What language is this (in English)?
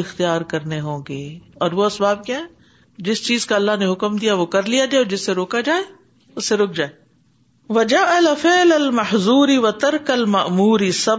Urdu